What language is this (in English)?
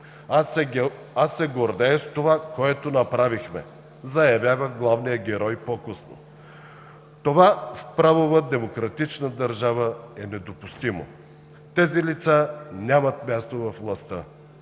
Bulgarian